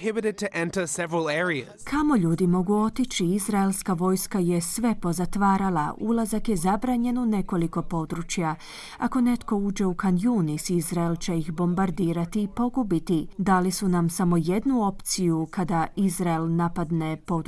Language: Croatian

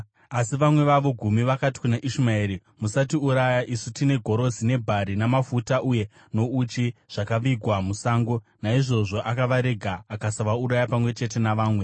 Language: Shona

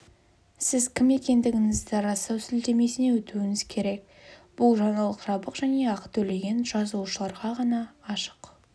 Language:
Kazakh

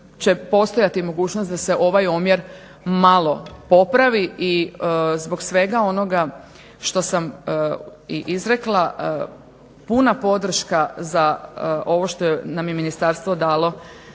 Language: Croatian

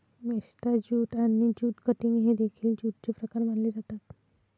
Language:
Marathi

